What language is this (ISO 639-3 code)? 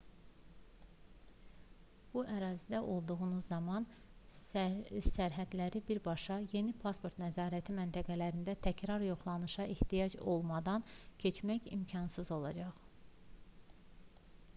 aze